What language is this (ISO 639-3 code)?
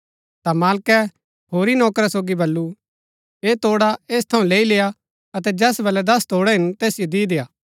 gbk